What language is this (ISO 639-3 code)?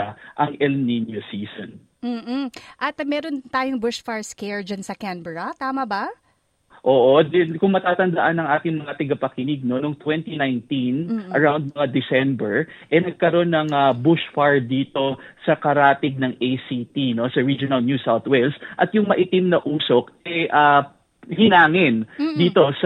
fil